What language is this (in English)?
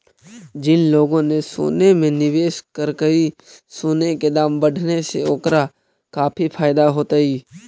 Magahi